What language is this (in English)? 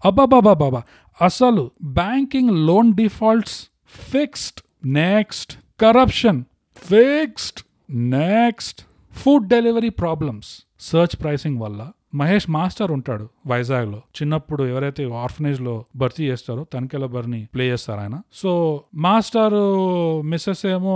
Telugu